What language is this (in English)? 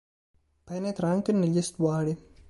Italian